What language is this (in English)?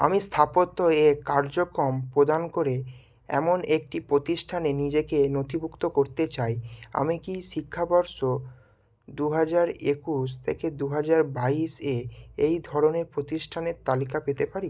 Bangla